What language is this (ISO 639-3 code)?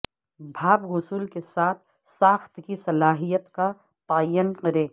urd